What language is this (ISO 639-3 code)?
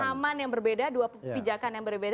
ind